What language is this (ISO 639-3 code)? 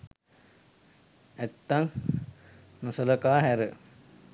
sin